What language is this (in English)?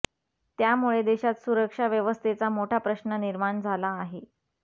Marathi